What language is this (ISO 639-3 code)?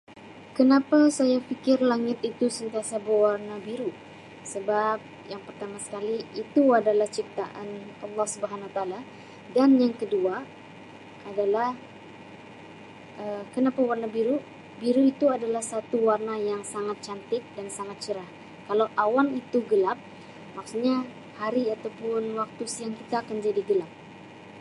msi